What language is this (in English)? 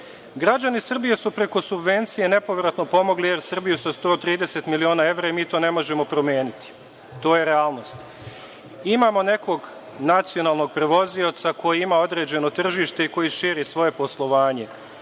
Serbian